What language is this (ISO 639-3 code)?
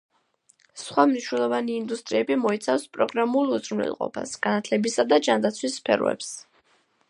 kat